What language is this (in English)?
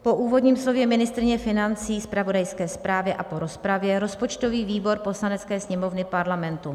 Czech